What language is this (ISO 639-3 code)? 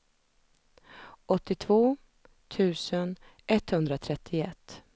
swe